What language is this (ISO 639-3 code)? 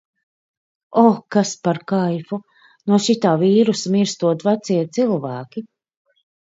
lav